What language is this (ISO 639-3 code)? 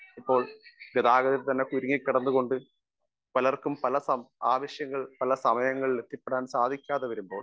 mal